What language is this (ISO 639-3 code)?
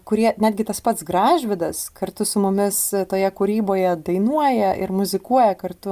lit